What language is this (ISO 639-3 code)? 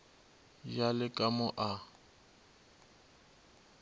nso